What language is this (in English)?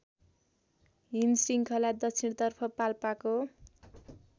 Nepali